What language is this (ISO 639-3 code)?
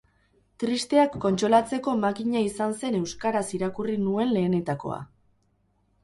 eus